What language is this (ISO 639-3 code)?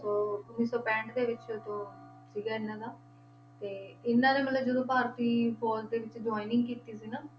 pan